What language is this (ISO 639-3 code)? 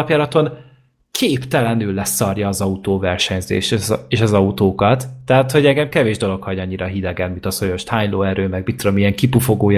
hun